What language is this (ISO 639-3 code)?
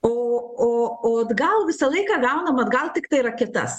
lit